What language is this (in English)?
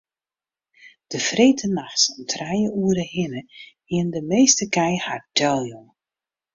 Western Frisian